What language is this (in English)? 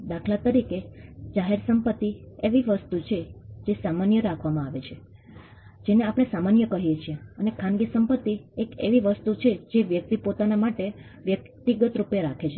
Gujarati